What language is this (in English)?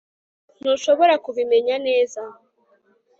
Kinyarwanda